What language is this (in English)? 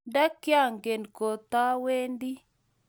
Kalenjin